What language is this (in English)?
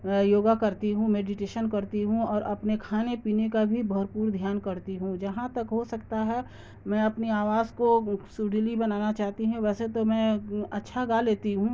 Urdu